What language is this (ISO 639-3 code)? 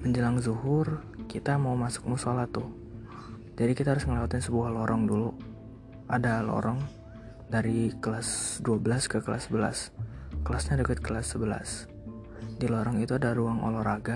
ind